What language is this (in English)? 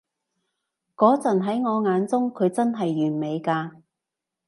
Cantonese